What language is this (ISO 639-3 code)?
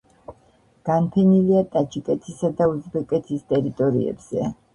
kat